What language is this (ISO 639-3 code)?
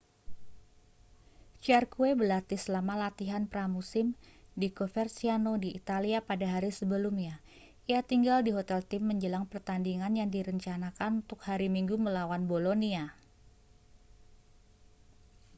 ind